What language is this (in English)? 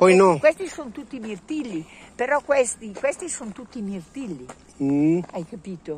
Italian